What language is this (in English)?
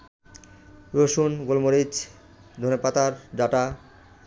Bangla